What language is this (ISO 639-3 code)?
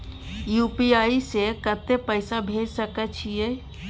mai